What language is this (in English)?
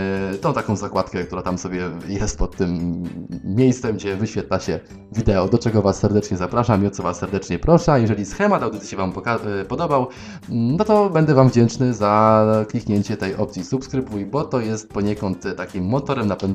Polish